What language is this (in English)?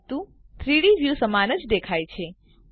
Gujarati